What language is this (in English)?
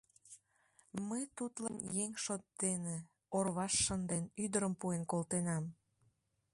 Mari